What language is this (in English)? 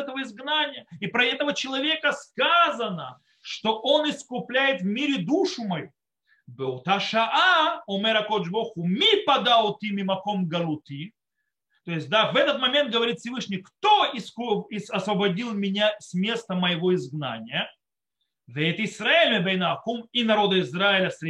Russian